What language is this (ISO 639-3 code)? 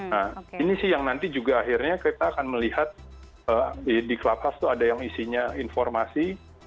ind